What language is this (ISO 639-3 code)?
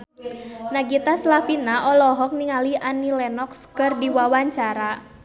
sun